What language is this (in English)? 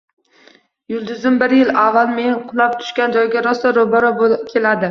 Uzbek